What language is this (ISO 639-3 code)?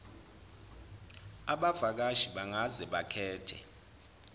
zul